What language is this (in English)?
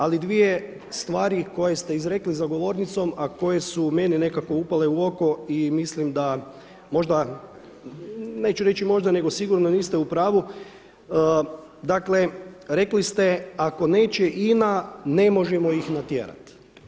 Croatian